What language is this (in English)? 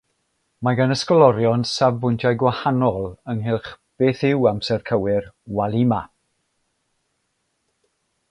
Welsh